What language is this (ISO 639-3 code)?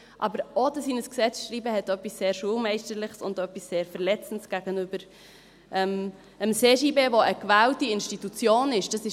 gsw